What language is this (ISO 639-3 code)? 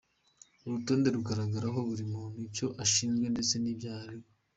kin